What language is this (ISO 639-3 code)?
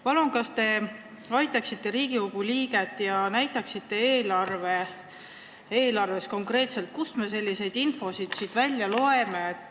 est